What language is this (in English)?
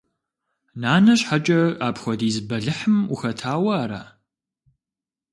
Kabardian